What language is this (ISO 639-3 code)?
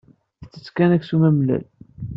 kab